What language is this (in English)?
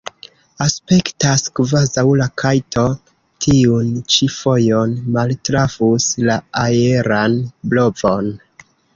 Esperanto